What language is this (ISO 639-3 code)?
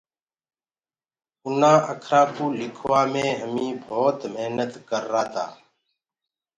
ggg